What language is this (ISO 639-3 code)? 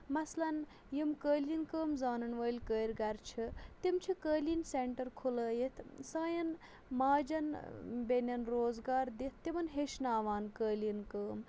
kas